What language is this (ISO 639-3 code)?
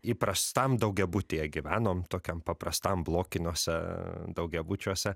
lit